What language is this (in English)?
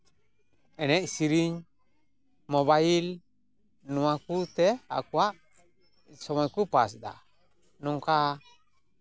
Santali